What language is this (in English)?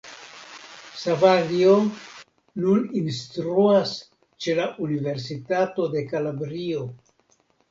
Esperanto